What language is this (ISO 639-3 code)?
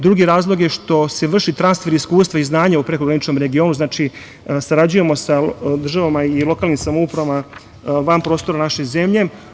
srp